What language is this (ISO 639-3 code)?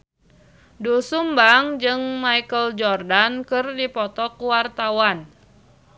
sun